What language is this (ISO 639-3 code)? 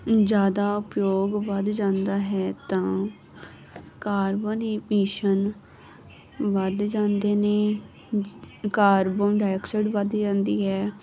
pan